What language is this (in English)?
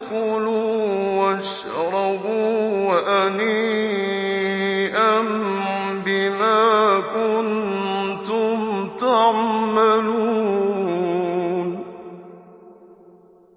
Arabic